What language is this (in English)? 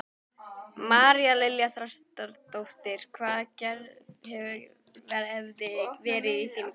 Icelandic